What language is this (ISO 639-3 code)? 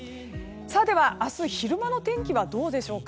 jpn